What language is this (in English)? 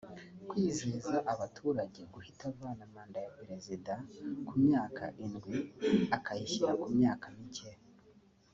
Kinyarwanda